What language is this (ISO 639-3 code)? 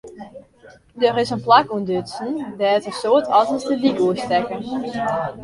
fry